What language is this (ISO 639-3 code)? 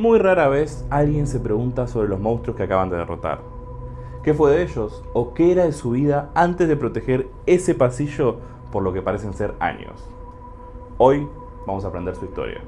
spa